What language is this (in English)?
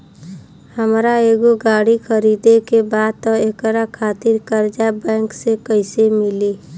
Bhojpuri